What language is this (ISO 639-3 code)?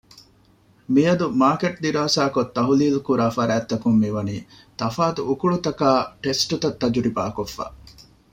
div